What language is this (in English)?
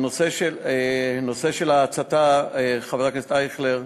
Hebrew